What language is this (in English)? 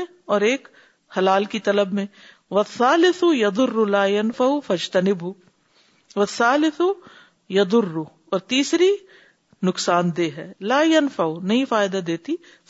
Urdu